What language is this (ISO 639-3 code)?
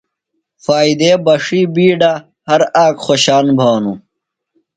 phl